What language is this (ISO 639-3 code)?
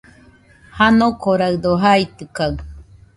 hux